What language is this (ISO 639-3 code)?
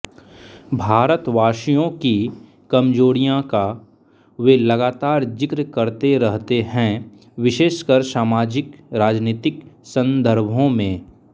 hin